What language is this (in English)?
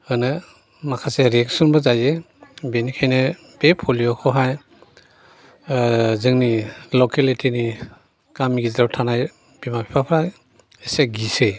Bodo